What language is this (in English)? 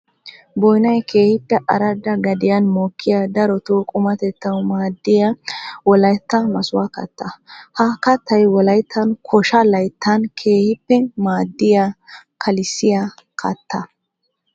Wolaytta